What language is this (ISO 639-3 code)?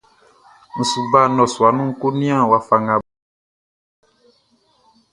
bci